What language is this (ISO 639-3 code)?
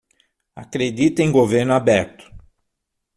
por